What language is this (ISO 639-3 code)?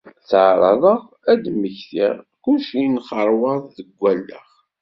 kab